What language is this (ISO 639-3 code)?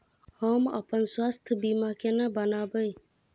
mai